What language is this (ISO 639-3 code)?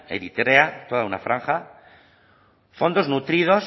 spa